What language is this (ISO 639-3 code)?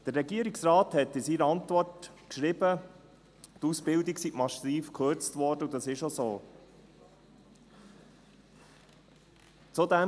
gsw